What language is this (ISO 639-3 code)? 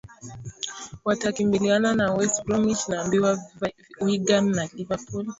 swa